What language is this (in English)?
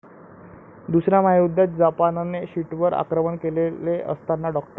Marathi